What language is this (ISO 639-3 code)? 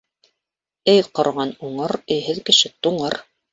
bak